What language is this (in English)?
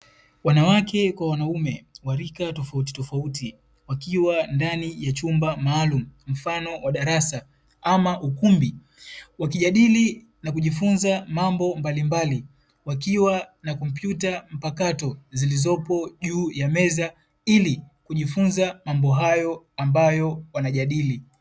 Swahili